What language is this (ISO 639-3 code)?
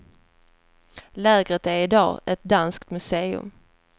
swe